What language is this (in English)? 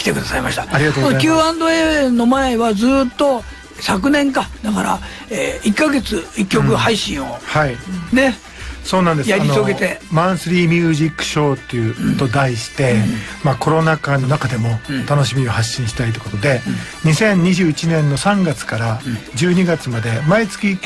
Japanese